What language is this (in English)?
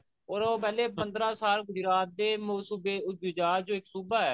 Punjabi